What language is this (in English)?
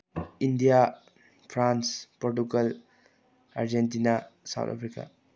Manipuri